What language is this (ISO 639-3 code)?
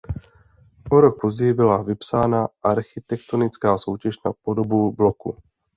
ces